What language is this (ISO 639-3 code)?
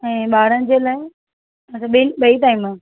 snd